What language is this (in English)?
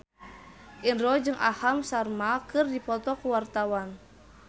Sundanese